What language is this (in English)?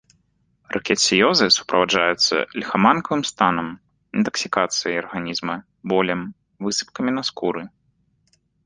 Belarusian